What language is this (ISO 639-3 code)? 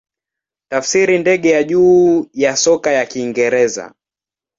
swa